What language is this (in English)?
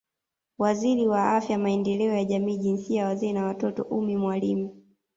Swahili